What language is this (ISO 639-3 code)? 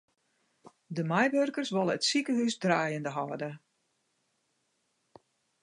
fry